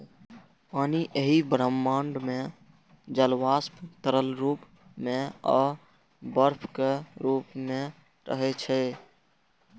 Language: Maithili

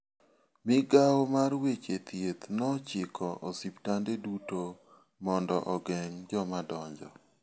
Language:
Luo (Kenya and Tanzania)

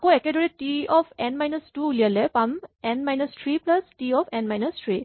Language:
Assamese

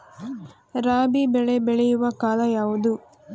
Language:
Kannada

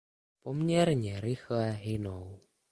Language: Czech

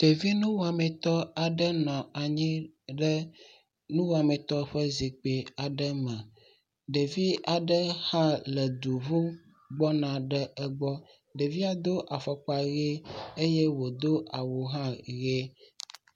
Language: Ewe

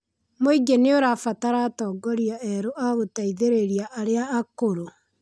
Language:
Kikuyu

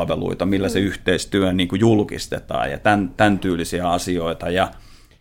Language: Finnish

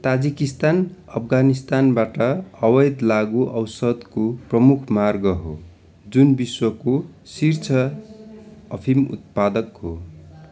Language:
Nepali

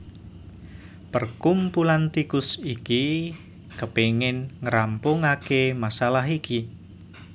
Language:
Javanese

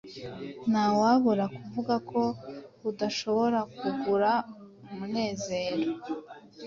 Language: Kinyarwanda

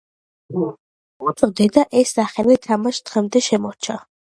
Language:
Georgian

